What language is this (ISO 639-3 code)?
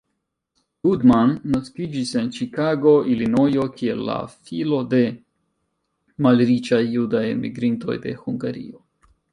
epo